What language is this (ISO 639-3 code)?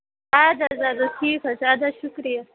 kas